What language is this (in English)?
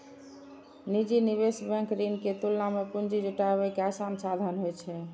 Maithili